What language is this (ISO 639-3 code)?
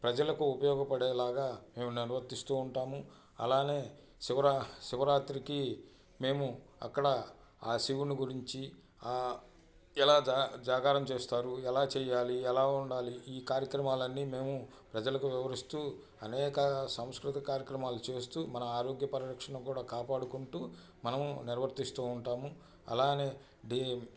tel